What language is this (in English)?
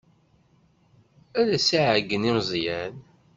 Kabyle